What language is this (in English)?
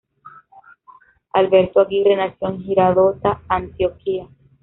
Spanish